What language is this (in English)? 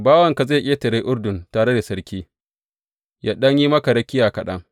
Hausa